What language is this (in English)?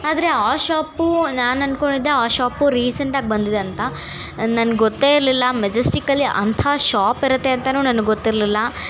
Kannada